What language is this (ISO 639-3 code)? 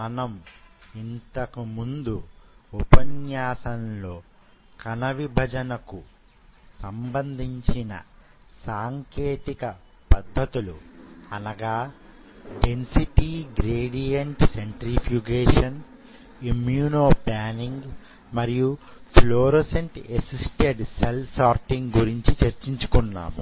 tel